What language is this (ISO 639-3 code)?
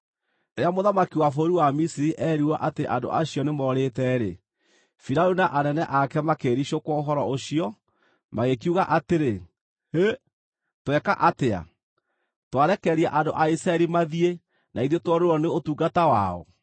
kik